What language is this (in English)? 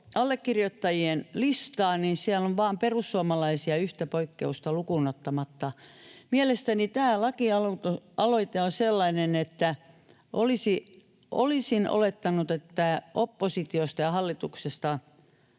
Finnish